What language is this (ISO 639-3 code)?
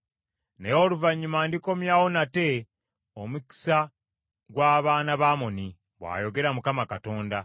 lug